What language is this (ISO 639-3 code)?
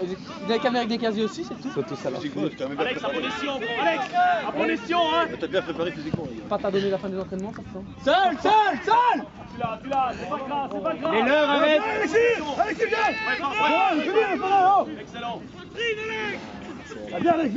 fra